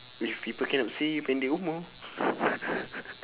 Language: English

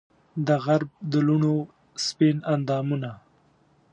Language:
Pashto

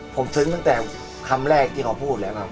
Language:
Thai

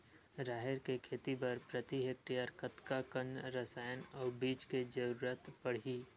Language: Chhattisgarhi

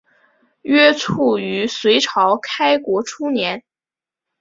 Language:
Chinese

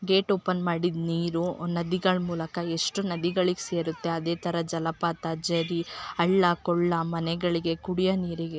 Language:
Kannada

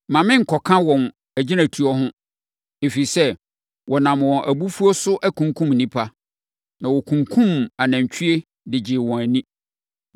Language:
Akan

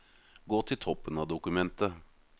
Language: Norwegian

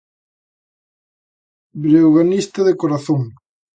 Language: Galician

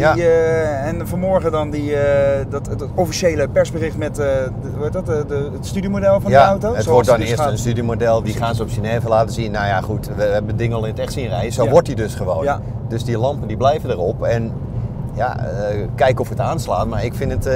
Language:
Dutch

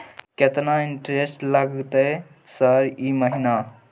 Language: Maithili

